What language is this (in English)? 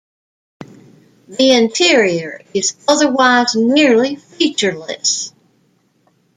English